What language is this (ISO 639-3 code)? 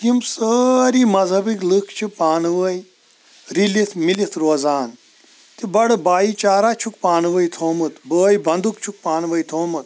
kas